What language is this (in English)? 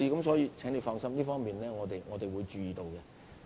Cantonese